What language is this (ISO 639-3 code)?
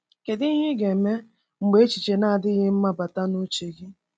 ibo